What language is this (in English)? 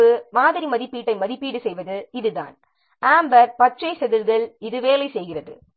Tamil